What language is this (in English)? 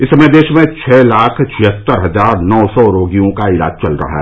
Hindi